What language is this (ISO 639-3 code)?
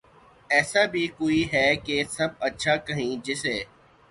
urd